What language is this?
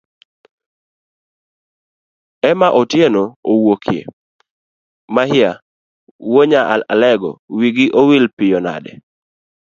Luo (Kenya and Tanzania)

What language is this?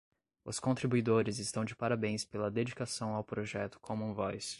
Portuguese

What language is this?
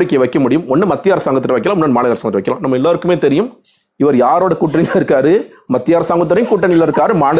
Tamil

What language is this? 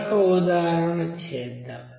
Telugu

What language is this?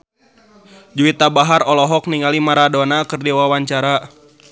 Sundanese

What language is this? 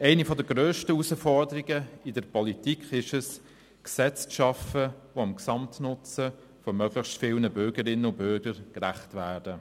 Swiss German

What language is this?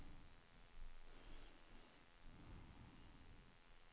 Swedish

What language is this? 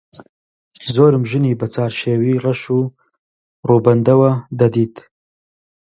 Central Kurdish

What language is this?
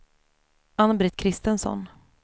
Swedish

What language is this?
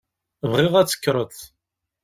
Kabyle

